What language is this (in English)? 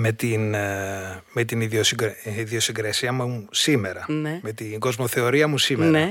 Greek